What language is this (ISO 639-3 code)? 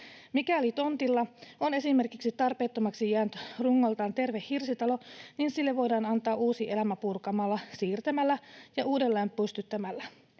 fin